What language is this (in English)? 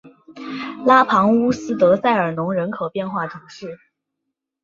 Chinese